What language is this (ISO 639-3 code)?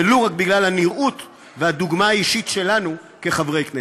heb